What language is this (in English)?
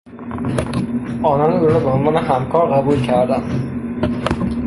Persian